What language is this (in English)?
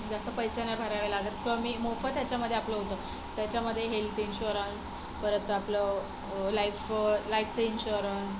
Marathi